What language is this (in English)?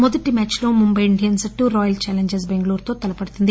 Telugu